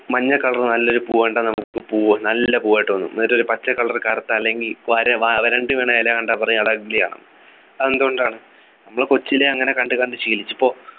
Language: Malayalam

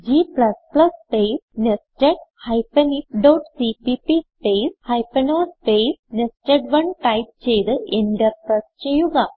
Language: Malayalam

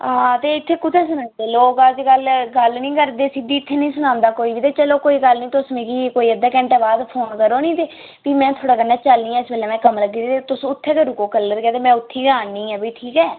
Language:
Dogri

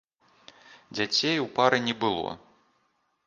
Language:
Belarusian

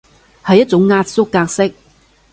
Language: Cantonese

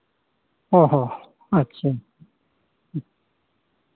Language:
Santali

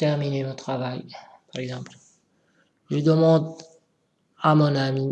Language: French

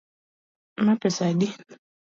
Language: Luo (Kenya and Tanzania)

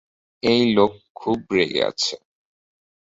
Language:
Bangla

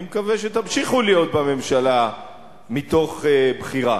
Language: Hebrew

